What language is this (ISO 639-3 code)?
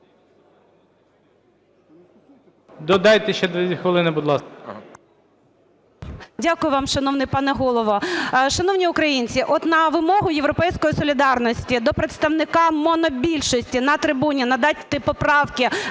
ukr